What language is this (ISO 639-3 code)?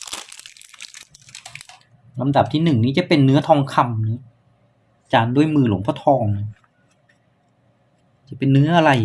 tha